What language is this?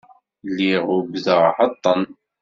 Kabyle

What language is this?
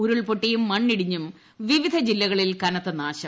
Malayalam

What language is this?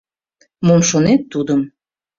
Mari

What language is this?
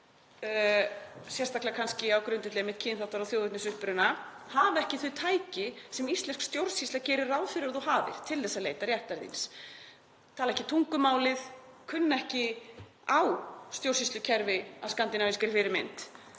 Icelandic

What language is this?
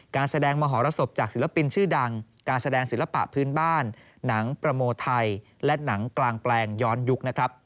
Thai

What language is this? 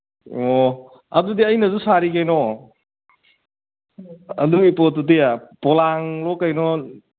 Manipuri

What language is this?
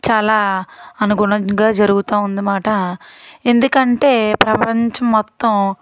Telugu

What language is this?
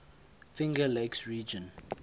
English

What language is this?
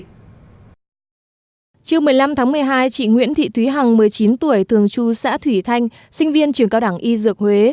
Vietnamese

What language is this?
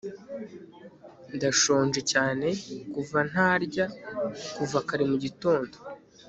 Kinyarwanda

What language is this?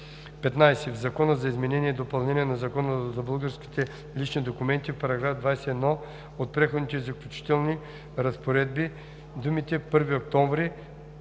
Bulgarian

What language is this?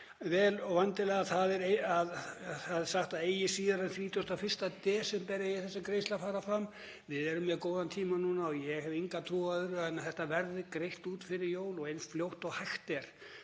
Icelandic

